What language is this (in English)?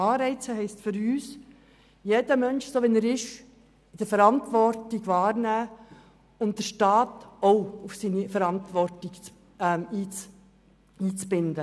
Swiss German